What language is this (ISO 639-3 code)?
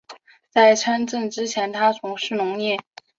zho